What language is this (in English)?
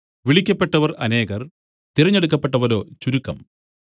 Malayalam